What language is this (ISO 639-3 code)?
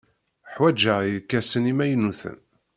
kab